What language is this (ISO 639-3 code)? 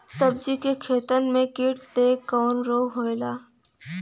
bho